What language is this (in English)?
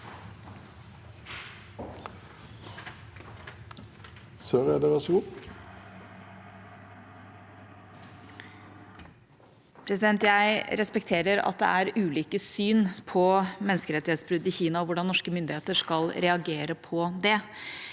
Norwegian